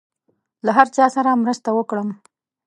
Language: Pashto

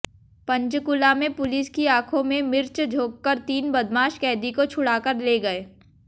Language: Hindi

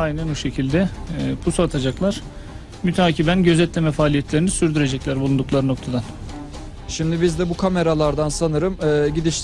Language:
Turkish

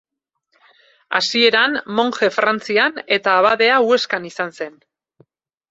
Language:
Basque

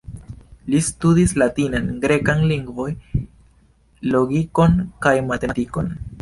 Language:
Esperanto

